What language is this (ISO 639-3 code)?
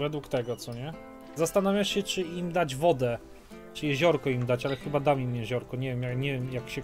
pol